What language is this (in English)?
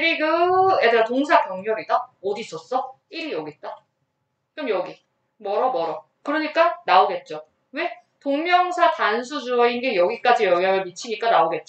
Korean